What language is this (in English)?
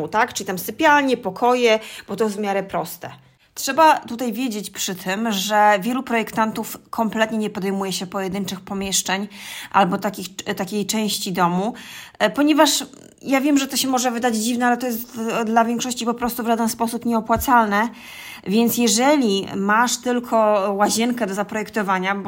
Polish